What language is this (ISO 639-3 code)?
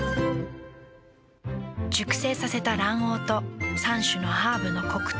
jpn